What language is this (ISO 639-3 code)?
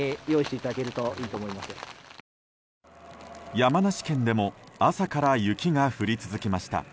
jpn